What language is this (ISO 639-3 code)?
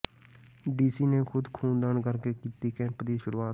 pan